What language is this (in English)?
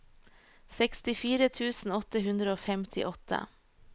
Norwegian